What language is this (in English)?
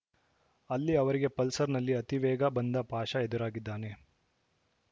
Kannada